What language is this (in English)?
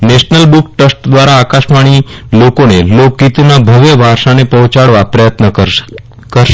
Gujarati